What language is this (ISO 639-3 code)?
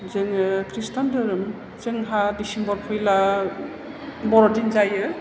brx